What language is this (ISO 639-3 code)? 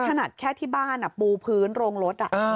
tha